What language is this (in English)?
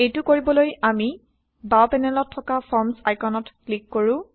Assamese